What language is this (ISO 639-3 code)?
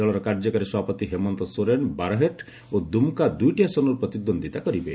ori